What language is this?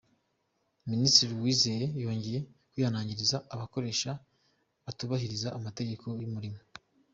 Kinyarwanda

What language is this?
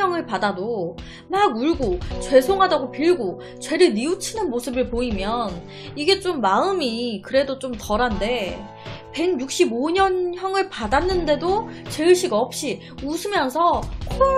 Korean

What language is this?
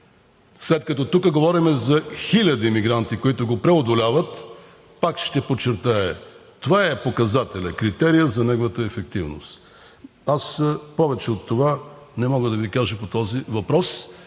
Bulgarian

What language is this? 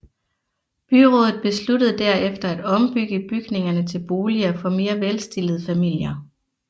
Danish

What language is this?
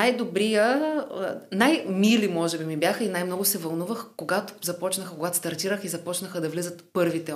Bulgarian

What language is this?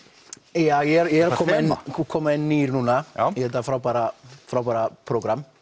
Icelandic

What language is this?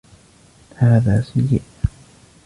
Arabic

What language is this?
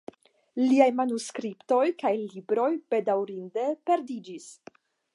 Esperanto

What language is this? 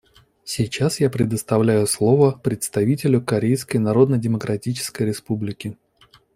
Russian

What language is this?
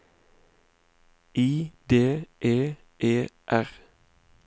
Norwegian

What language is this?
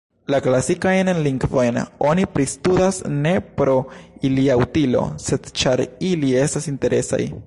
Esperanto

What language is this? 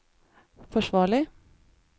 Norwegian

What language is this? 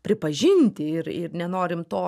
Lithuanian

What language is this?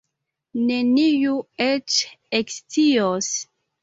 Esperanto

